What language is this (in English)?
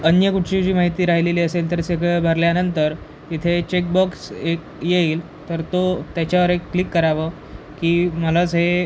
Marathi